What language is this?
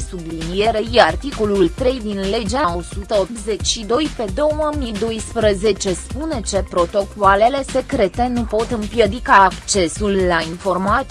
Romanian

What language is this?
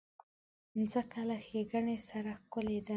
Pashto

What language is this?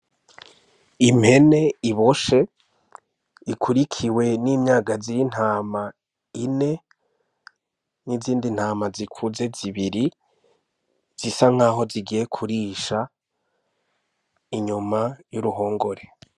Rundi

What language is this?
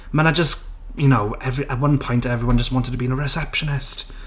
Welsh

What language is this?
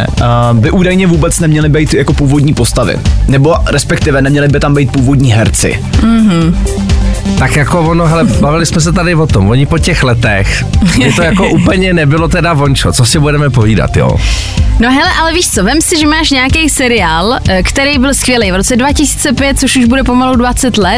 Czech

